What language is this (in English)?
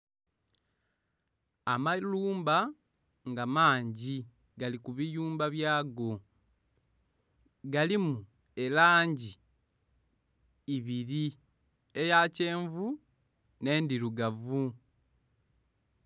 Soga